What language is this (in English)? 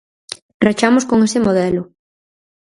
Galician